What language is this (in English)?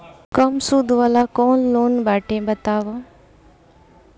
Bhojpuri